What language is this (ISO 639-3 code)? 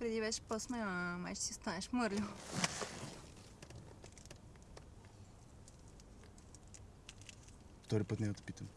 bul